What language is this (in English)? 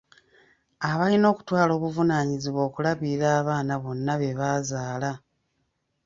Ganda